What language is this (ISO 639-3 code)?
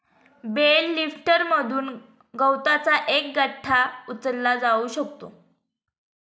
mar